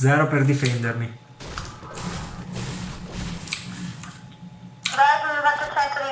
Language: Italian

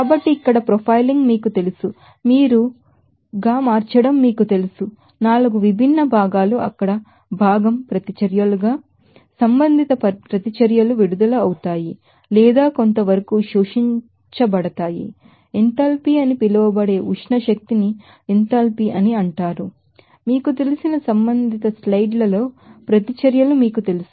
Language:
Telugu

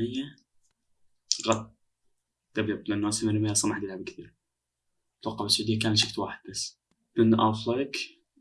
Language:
Arabic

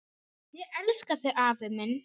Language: Icelandic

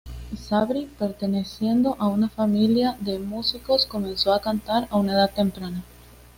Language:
Spanish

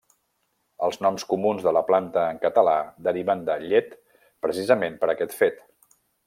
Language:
Catalan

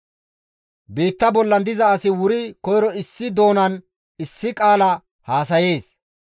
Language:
Gamo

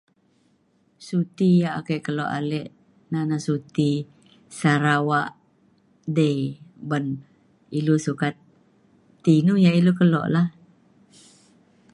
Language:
Mainstream Kenyah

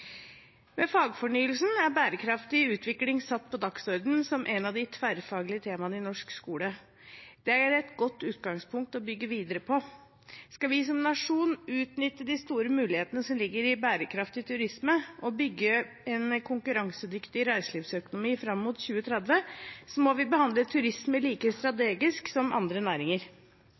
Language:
Norwegian Bokmål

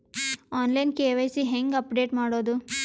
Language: Kannada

